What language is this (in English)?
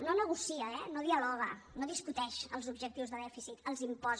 Catalan